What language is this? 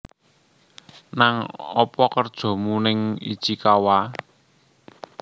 Javanese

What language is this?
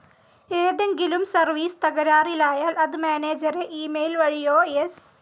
Malayalam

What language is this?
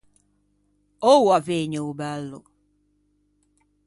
Ligurian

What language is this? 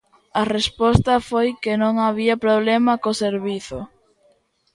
Galician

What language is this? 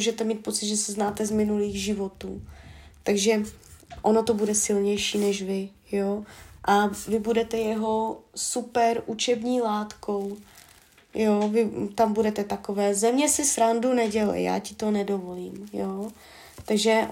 Czech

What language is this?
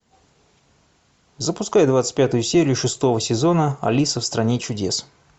Russian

